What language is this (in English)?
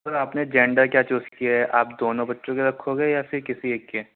Urdu